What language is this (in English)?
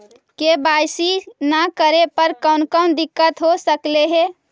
Magahi